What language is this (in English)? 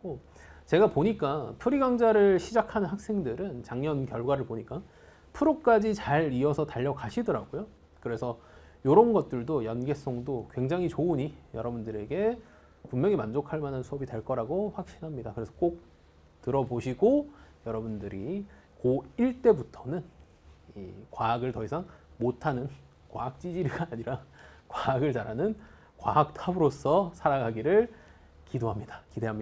Korean